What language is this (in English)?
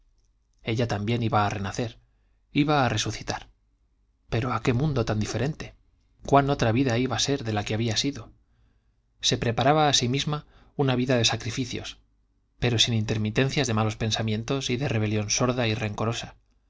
Spanish